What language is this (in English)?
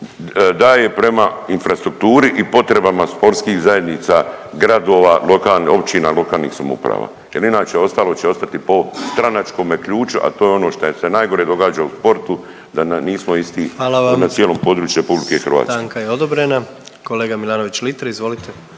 Croatian